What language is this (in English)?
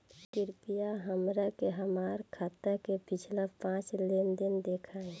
Bhojpuri